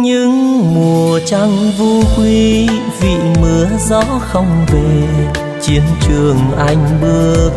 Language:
Vietnamese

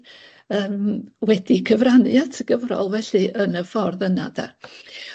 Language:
Welsh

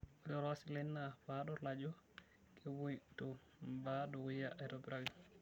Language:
Masai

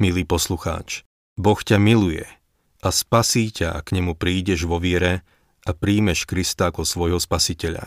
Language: Slovak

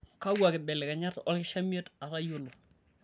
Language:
Masai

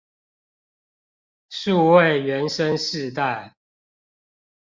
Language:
Chinese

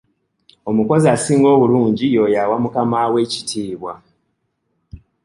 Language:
Ganda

